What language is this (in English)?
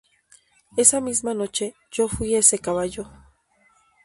Spanish